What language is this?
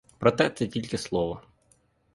Ukrainian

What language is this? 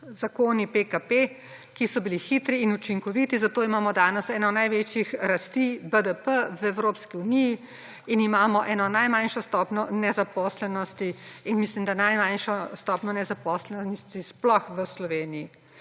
Slovenian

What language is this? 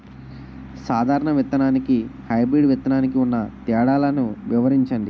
Telugu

